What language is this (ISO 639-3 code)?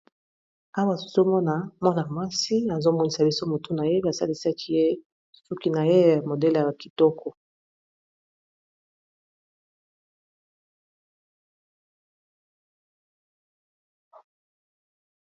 lin